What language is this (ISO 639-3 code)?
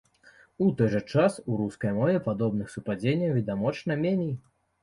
bel